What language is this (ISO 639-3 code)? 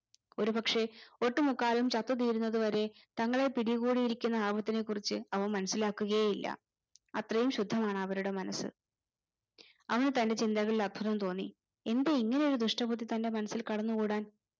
mal